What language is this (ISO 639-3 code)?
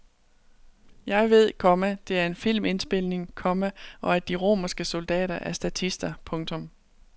dan